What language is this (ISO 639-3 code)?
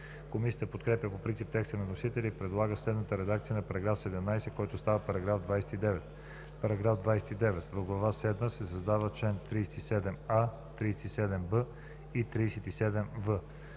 bul